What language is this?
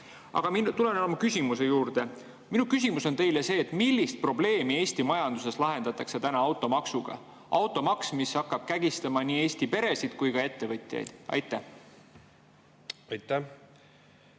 Estonian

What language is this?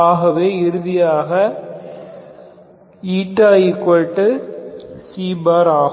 Tamil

